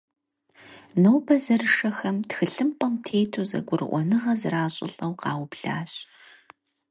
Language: Kabardian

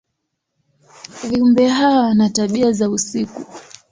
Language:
Swahili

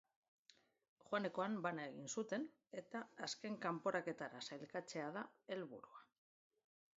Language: Basque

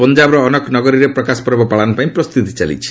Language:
Odia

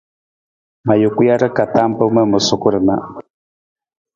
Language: Nawdm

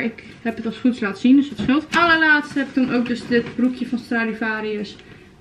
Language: Dutch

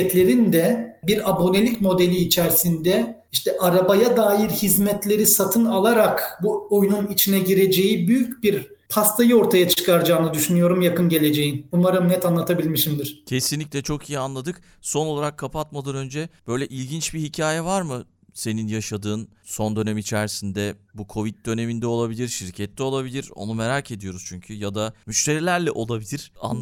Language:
Turkish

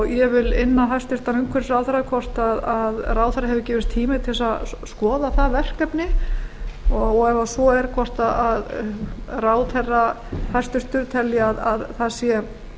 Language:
Icelandic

